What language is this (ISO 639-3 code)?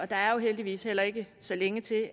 dan